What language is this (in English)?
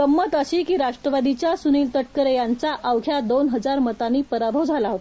Marathi